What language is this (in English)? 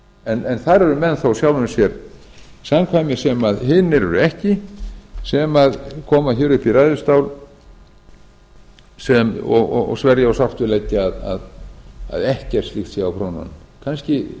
Icelandic